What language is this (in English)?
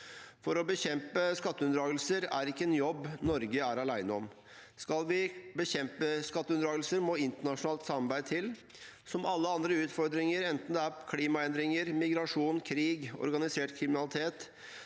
Norwegian